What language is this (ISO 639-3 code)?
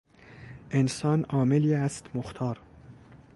fas